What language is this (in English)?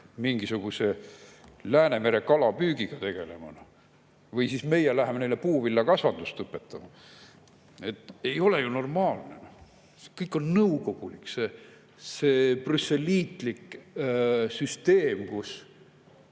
Estonian